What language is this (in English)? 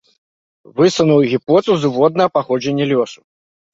Belarusian